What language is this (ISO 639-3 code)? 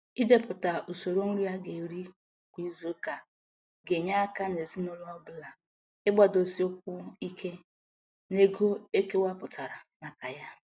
ibo